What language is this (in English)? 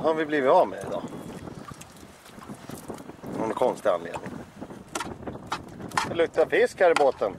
Swedish